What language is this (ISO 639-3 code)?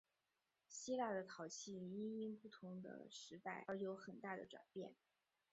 zho